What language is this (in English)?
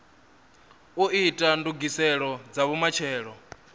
Venda